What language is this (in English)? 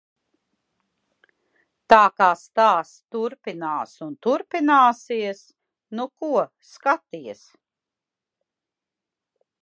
Latvian